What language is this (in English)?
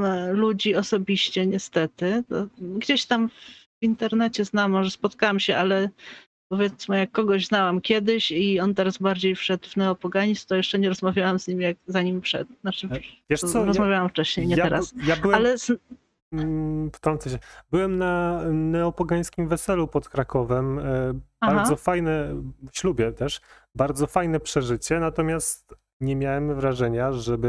Polish